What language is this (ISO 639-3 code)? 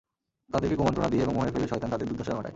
ben